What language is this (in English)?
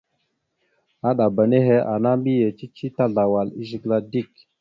Mada (Cameroon)